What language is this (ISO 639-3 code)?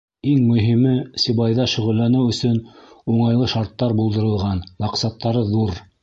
bak